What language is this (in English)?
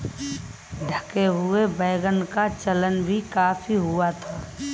Hindi